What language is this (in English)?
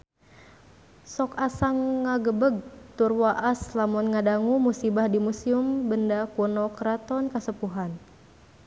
Sundanese